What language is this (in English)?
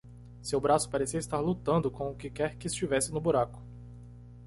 Portuguese